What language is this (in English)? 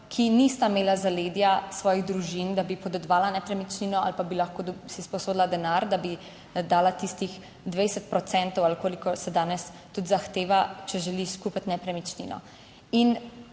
Slovenian